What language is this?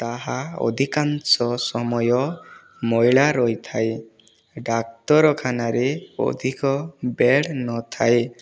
Odia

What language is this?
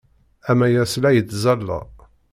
Kabyle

